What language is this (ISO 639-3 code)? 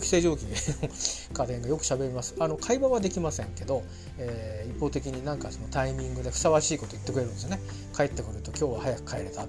jpn